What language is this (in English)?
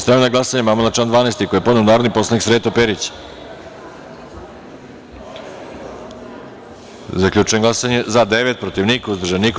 Serbian